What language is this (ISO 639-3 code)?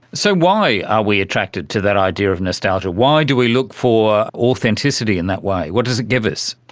eng